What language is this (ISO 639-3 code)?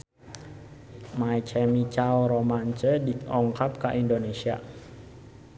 sun